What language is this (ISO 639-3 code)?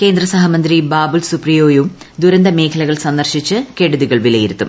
mal